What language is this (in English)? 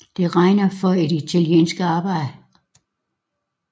Danish